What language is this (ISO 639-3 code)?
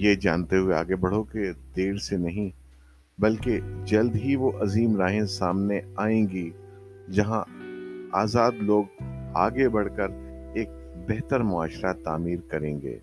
urd